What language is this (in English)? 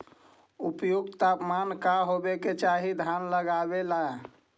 Magahi